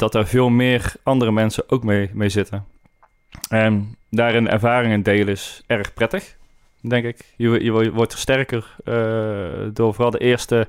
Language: Dutch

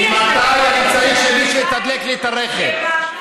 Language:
Hebrew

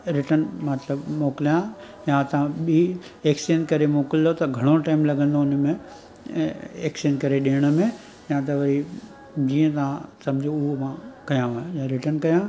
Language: Sindhi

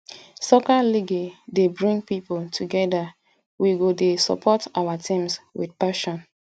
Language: Nigerian Pidgin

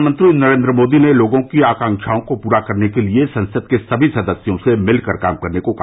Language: Hindi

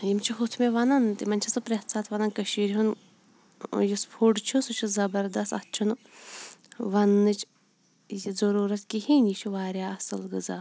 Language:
Kashmiri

